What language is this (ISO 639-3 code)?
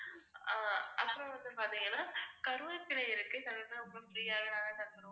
tam